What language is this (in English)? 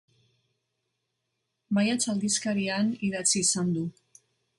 Basque